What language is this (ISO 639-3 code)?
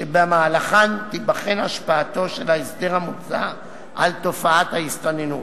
heb